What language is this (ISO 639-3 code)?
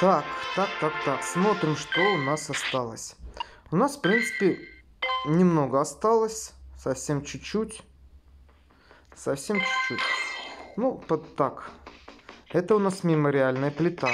rus